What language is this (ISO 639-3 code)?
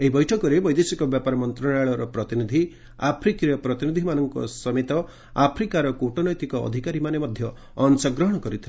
ori